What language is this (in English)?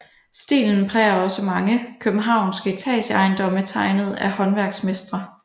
Danish